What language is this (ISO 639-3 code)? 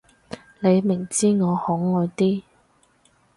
yue